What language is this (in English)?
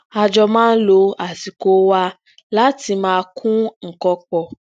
Yoruba